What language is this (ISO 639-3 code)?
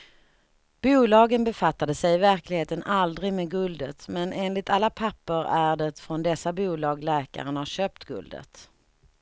swe